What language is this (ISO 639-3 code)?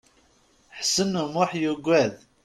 kab